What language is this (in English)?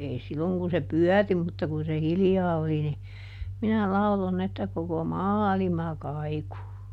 Finnish